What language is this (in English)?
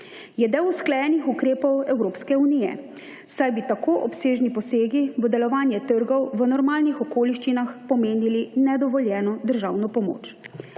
Slovenian